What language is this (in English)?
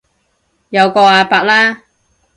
Cantonese